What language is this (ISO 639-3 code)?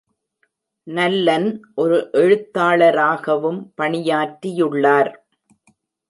tam